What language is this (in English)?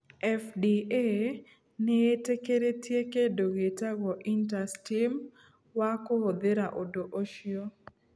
Kikuyu